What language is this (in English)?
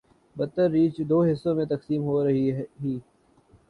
Urdu